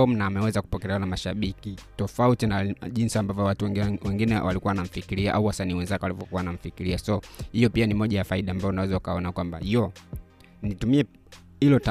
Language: Swahili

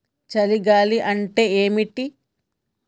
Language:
Telugu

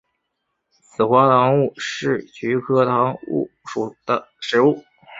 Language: Chinese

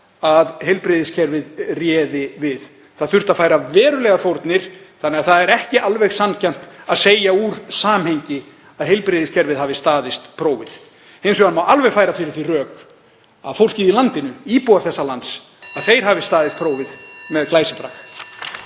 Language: Icelandic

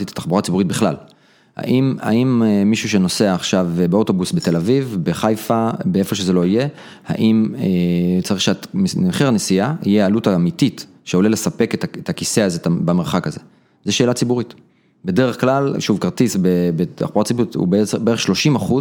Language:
Hebrew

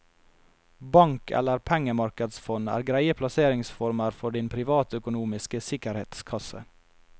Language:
Norwegian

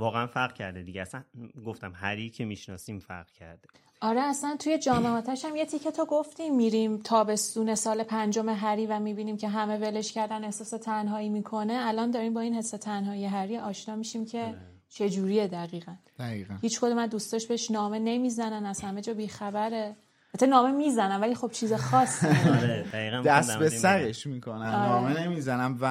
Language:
Persian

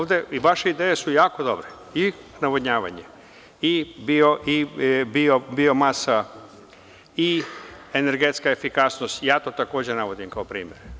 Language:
Serbian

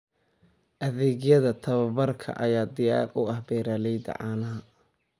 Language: Somali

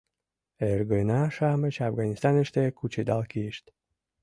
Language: Mari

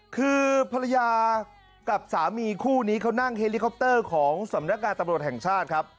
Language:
Thai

